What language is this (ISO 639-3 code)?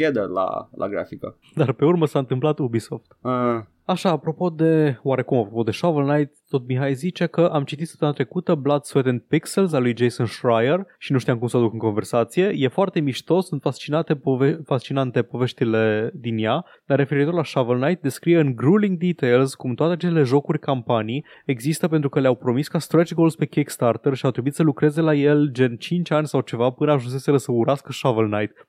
ron